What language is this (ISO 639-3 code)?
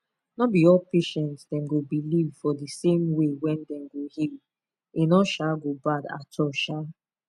pcm